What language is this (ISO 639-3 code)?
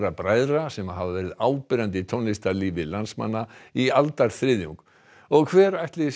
isl